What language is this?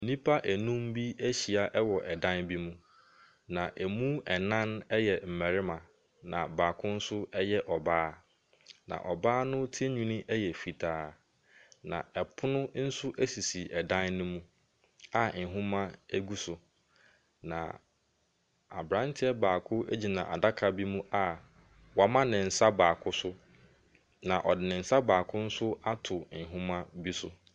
Akan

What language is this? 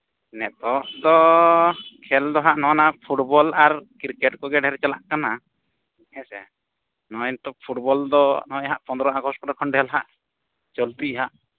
Santali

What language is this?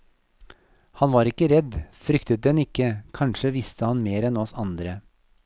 Norwegian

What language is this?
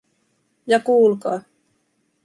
Finnish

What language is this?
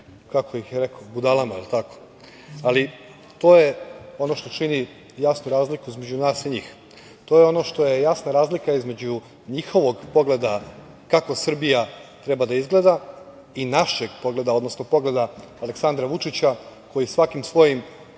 Serbian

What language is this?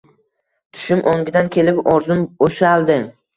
Uzbek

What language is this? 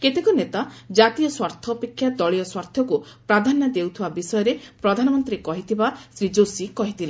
Odia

